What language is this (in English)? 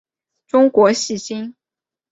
Chinese